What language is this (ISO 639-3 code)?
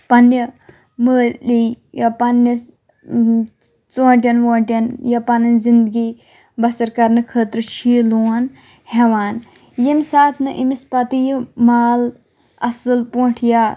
kas